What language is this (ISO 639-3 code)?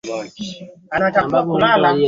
swa